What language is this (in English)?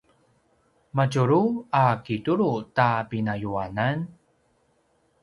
Paiwan